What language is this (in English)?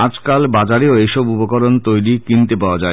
Bangla